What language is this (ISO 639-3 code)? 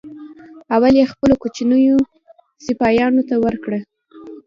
pus